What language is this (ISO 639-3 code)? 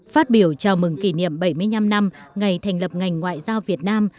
vie